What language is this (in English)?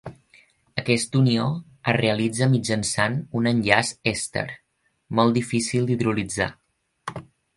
Catalan